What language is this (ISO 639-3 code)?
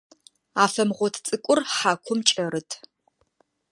ady